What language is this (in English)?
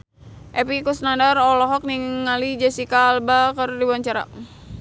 Sundanese